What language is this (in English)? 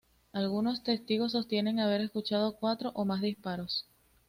Spanish